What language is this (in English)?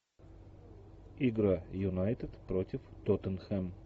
Russian